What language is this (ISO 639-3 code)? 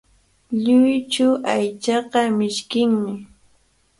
qvl